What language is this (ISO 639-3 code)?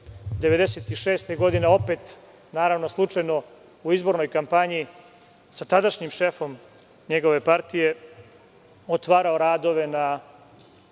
srp